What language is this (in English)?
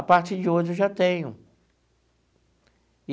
Portuguese